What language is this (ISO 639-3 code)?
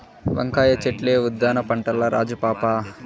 tel